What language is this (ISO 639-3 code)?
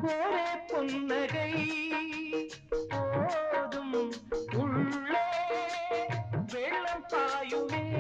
tam